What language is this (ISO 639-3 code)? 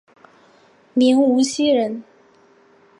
zho